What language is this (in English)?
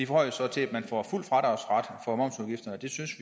Danish